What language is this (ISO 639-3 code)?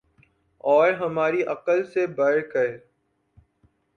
urd